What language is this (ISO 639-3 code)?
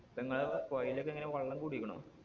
mal